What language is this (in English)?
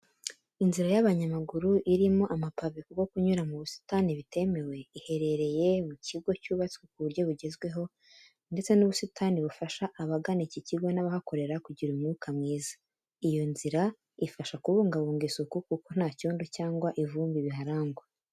Kinyarwanda